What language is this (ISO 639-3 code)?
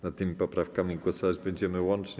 pol